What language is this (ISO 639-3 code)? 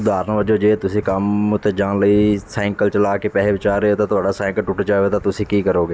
pan